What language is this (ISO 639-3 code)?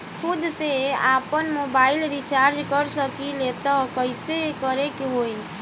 bho